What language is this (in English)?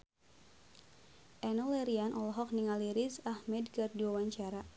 Sundanese